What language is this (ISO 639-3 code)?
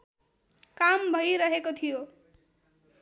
nep